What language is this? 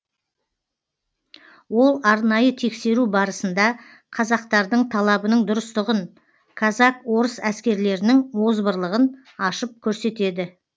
Kazakh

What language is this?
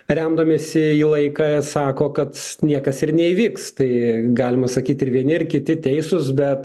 Lithuanian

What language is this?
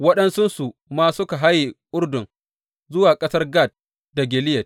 Hausa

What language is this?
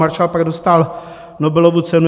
Czech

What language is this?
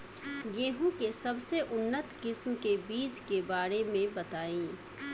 Bhojpuri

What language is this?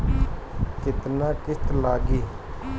Bhojpuri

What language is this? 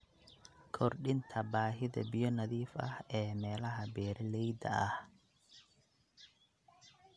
Somali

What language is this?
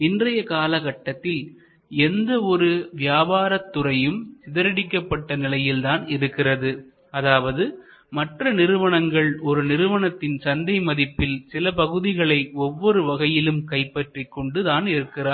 Tamil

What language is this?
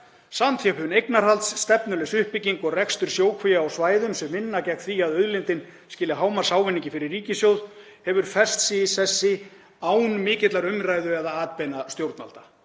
Icelandic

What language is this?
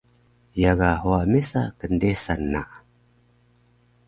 Taroko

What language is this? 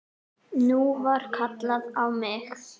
Icelandic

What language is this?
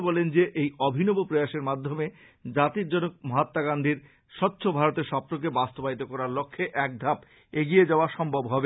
Bangla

